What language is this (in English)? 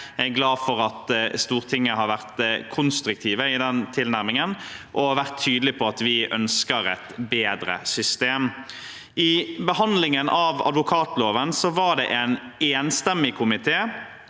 Norwegian